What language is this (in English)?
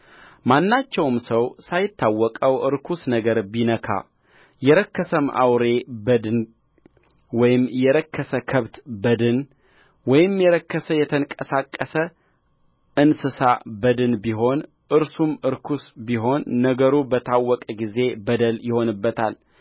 Amharic